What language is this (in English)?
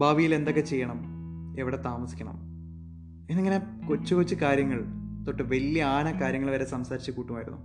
Malayalam